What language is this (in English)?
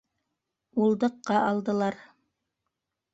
Bashkir